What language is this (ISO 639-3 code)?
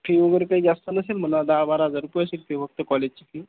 mar